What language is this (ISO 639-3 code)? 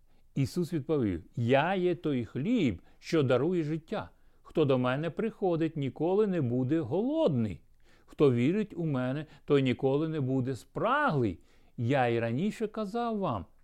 ukr